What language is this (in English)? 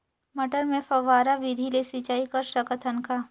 Chhattisgarhi